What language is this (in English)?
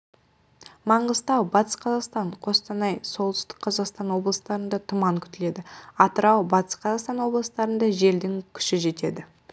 Kazakh